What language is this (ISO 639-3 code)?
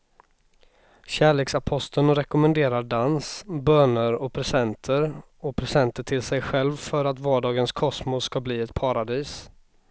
swe